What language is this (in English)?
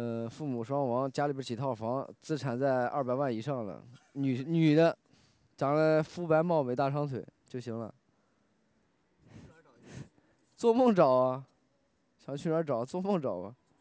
Chinese